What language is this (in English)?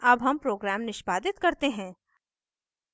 Hindi